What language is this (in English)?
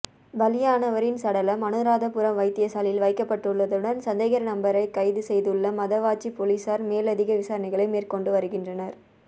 Tamil